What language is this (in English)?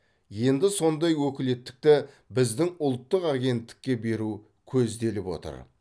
Kazakh